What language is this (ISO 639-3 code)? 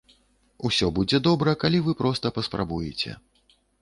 bel